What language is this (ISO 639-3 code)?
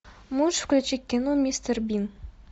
rus